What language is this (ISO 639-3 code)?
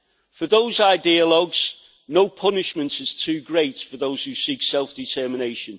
eng